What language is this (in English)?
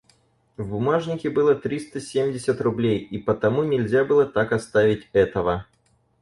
Russian